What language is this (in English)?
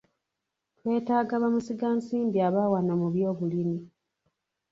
Ganda